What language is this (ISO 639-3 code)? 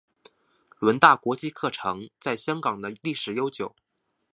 zho